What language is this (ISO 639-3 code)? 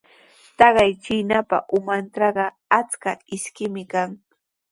qws